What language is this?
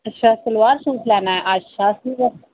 Dogri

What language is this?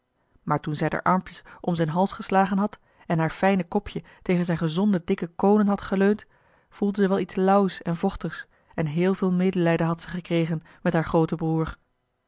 Dutch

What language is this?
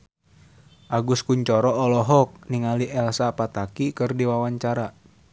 Sundanese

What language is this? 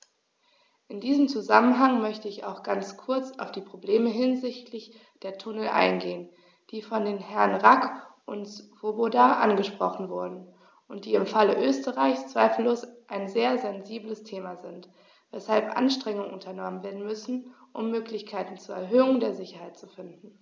German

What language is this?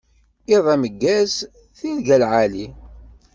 Kabyle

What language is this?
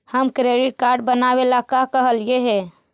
Magahi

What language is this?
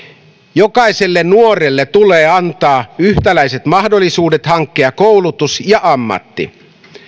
Finnish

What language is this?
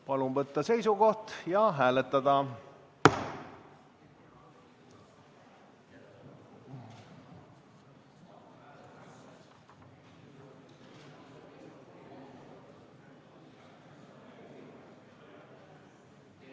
Estonian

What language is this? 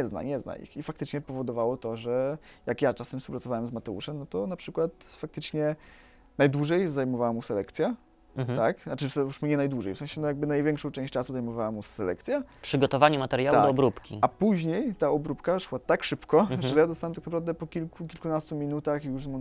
Polish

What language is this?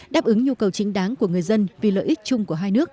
Vietnamese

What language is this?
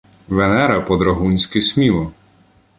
Ukrainian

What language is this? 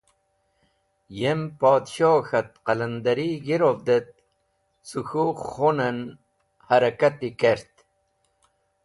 Wakhi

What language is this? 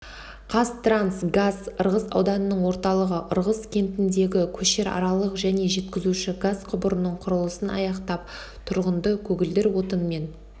Kazakh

